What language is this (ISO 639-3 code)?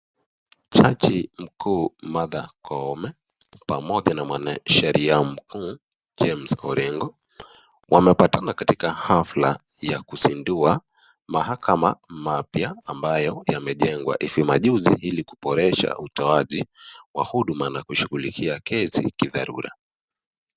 swa